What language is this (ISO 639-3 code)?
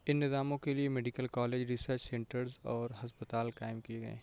urd